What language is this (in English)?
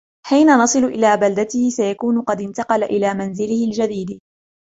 Arabic